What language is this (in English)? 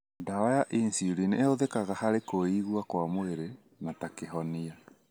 Kikuyu